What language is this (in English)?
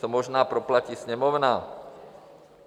Czech